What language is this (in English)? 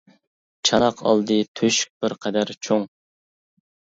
Uyghur